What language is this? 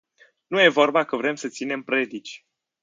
Romanian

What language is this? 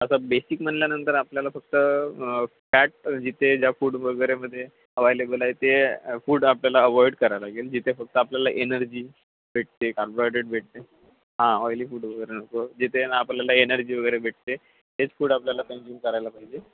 Marathi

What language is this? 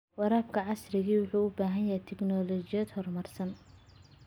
Somali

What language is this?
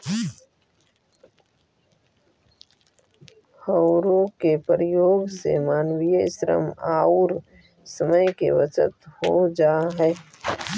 Magahi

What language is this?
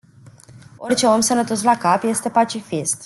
Romanian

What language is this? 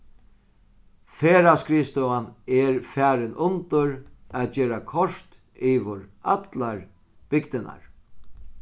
Faroese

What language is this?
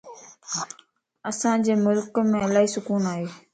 Lasi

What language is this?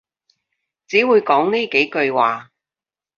Cantonese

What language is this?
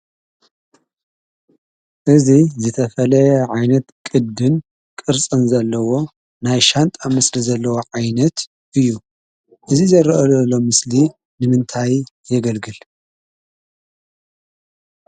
Tigrinya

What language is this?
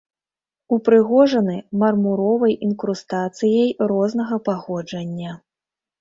Belarusian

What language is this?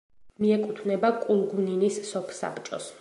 Georgian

